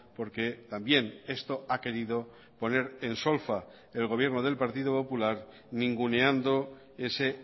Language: Spanish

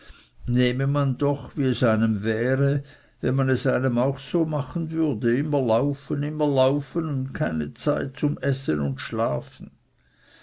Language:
German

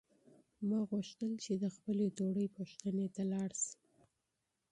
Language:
Pashto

